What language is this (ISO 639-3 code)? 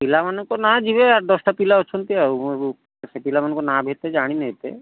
ori